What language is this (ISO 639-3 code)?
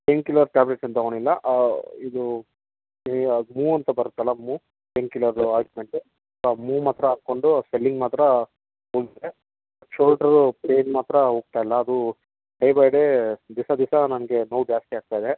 kan